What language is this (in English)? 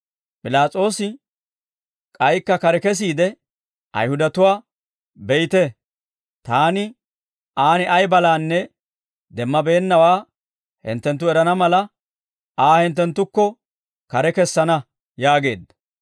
Dawro